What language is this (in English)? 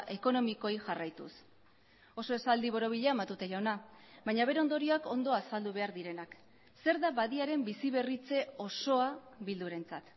Basque